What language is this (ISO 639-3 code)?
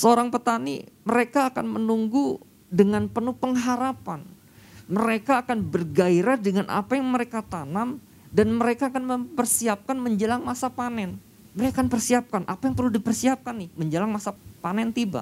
ind